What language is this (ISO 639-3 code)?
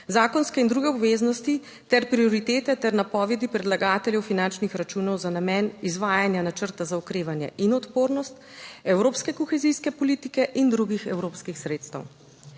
slv